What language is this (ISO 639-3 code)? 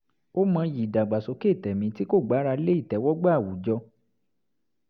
yor